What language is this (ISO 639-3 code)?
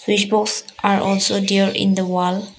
eng